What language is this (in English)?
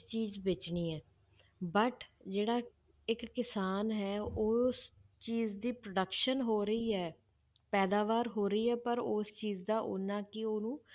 Punjabi